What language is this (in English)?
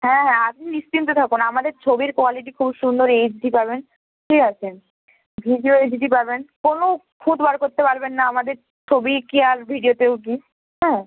Bangla